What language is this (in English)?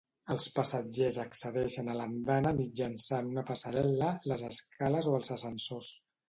Catalan